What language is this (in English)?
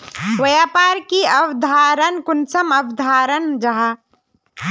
Magahi